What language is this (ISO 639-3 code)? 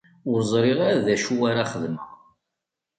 kab